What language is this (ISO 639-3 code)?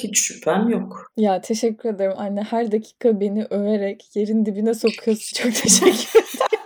tur